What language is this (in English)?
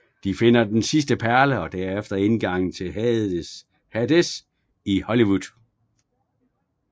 Danish